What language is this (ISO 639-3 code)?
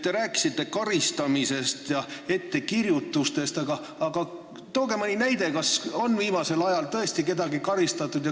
est